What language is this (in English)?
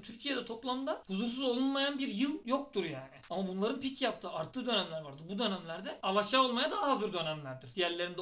Turkish